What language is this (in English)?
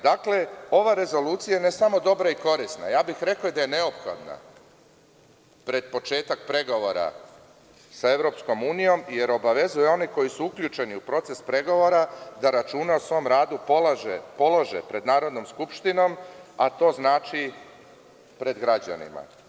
Serbian